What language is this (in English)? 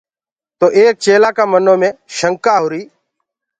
Gurgula